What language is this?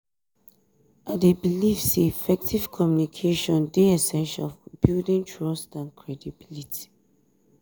Nigerian Pidgin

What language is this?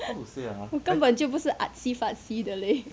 English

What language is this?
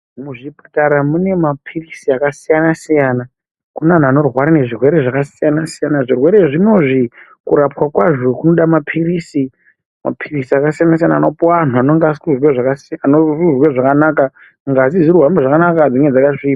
Ndau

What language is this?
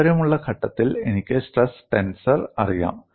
Malayalam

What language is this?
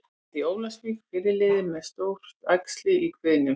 Icelandic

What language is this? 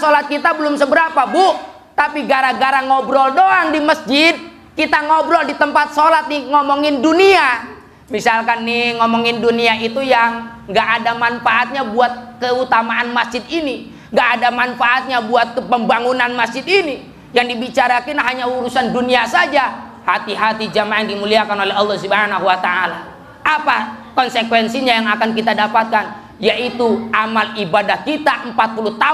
Indonesian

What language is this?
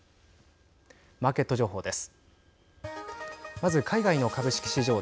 Japanese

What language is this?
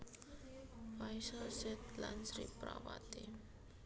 Javanese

